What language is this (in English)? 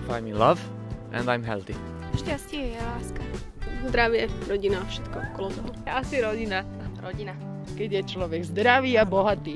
Czech